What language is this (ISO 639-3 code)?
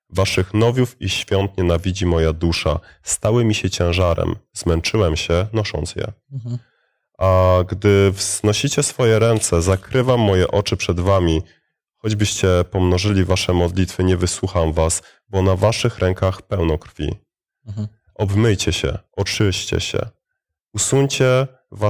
pol